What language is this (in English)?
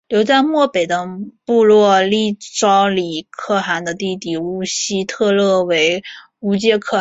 Chinese